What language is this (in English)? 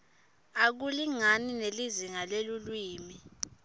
Swati